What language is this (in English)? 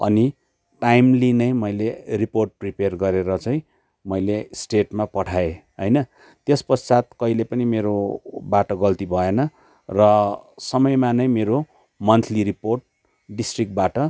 Nepali